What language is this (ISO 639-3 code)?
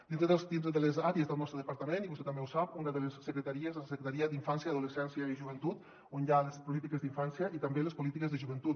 cat